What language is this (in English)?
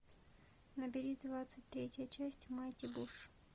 Russian